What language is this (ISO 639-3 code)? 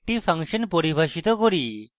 ben